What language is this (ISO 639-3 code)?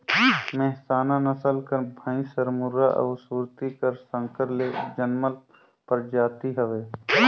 hne